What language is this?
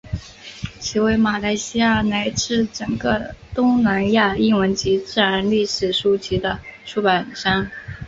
Chinese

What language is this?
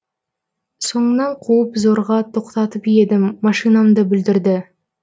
Kazakh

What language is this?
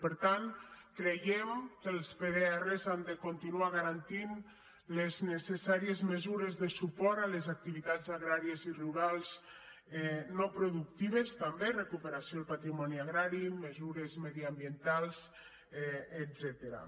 Catalan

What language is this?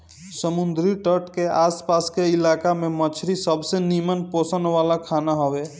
Bhojpuri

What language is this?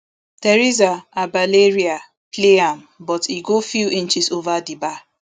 Nigerian Pidgin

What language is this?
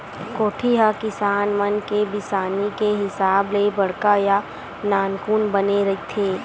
Chhattisgarhi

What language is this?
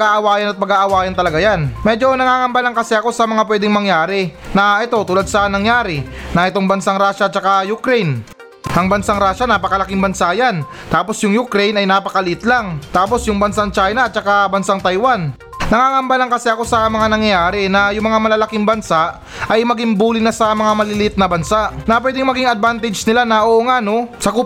Filipino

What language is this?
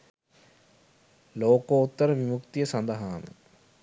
Sinhala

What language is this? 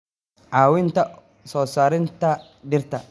Somali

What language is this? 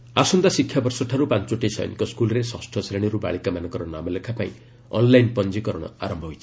Odia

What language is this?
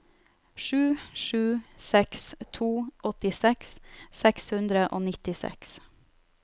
Norwegian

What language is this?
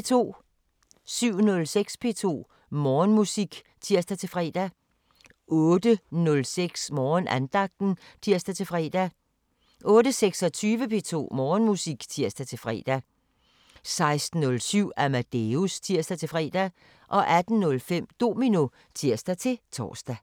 Danish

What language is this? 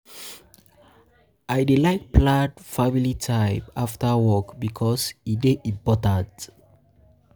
Nigerian Pidgin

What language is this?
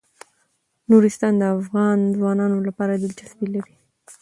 Pashto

